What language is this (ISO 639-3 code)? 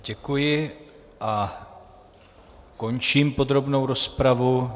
ces